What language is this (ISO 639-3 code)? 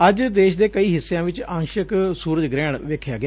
pan